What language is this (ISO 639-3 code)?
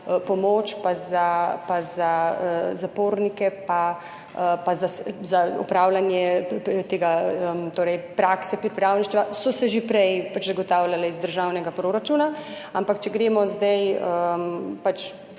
slv